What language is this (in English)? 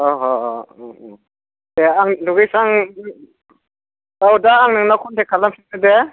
Bodo